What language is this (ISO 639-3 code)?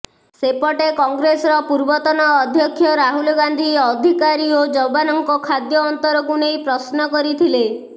ori